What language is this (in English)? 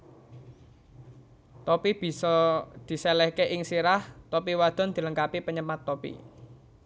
Javanese